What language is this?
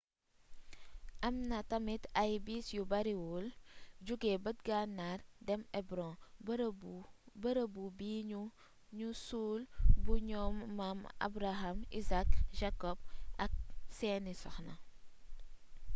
Wolof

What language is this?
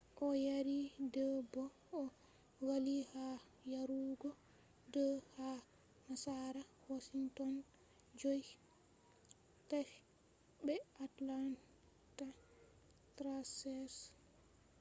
Fula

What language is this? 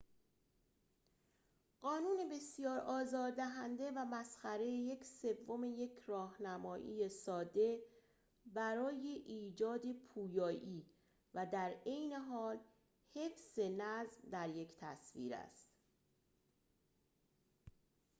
Persian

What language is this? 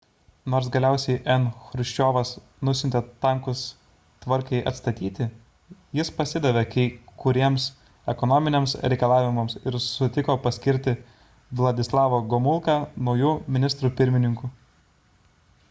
Lithuanian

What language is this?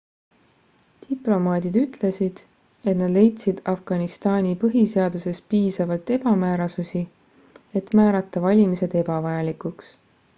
Estonian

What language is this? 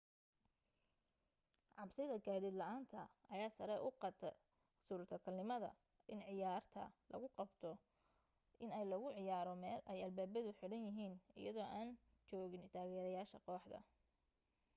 Somali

